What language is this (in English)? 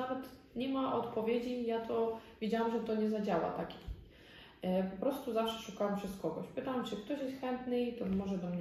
Polish